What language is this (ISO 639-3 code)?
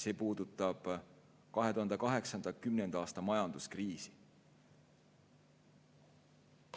est